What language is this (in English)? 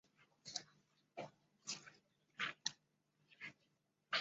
Chinese